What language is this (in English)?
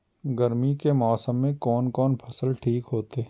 Maithili